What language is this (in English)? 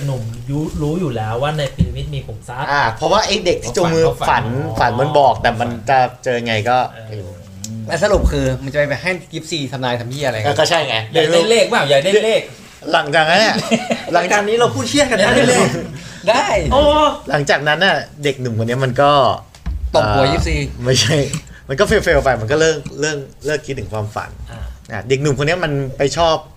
Thai